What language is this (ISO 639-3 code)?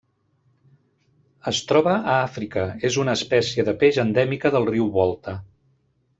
cat